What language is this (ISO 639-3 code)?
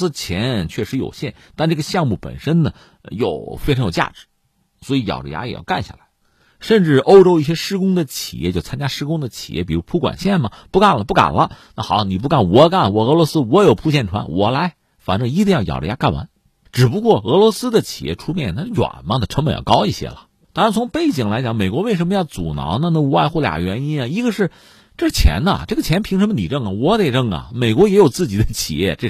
zho